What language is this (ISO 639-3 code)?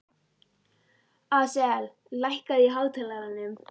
isl